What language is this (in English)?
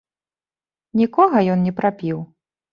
Belarusian